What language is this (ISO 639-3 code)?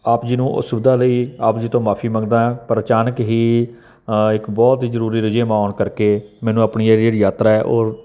pan